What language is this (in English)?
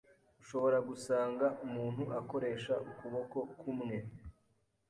Kinyarwanda